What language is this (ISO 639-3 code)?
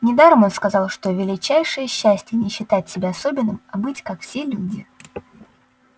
rus